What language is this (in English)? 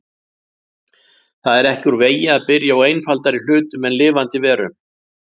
Icelandic